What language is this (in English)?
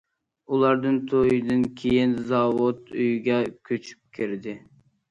Uyghur